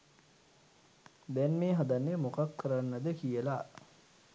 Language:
Sinhala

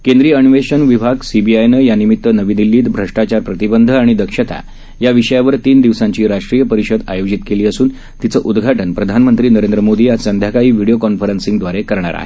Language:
Marathi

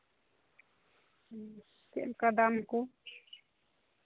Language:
Santali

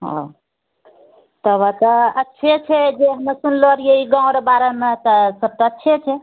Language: Maithili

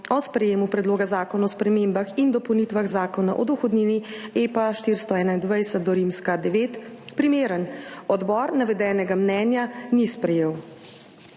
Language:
Slovenian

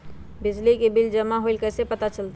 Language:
Magahi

